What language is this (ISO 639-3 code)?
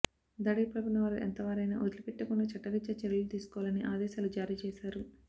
tel